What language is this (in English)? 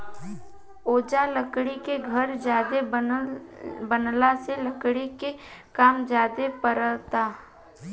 Bhojpuri